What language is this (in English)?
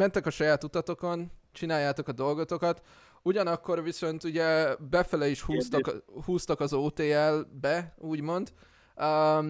Hungarian